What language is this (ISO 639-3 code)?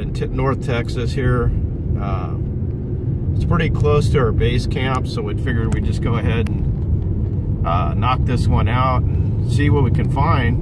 eng